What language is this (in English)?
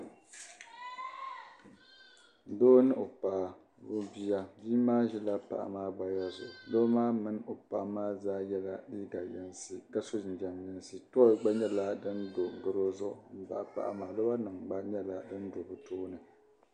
Dagbani